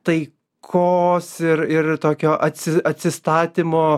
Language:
Lithuanian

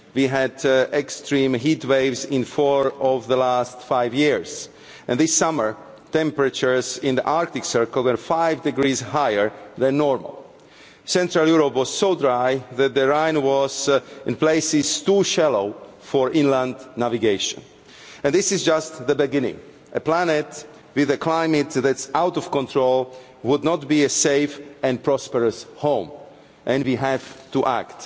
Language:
English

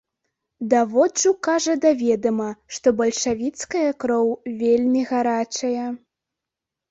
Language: Belarusian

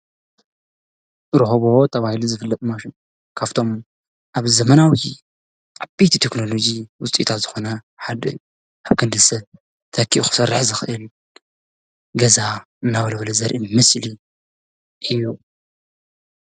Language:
Tigrinya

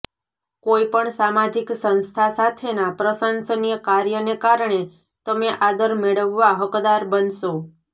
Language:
Gujarati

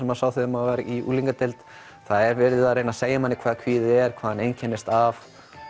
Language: Icelandic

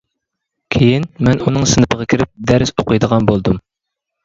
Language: Uyghur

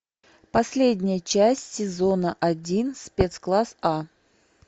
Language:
Russian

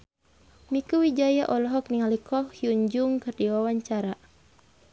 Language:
Sundanese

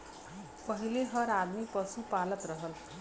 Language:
Bhojpuri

